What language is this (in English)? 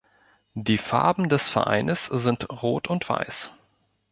German